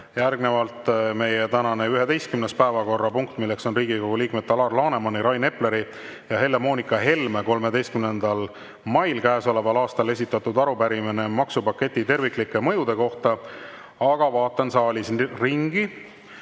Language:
Estonian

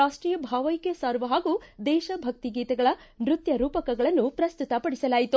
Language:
Kannada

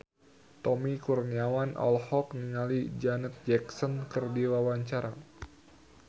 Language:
Sundanese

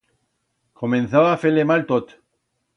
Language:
Aragonese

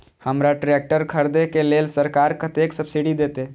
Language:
Maithili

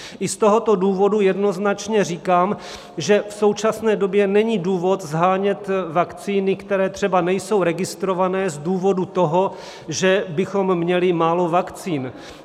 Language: Czech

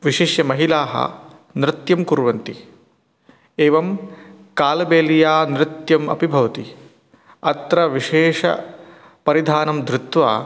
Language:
Sanskrit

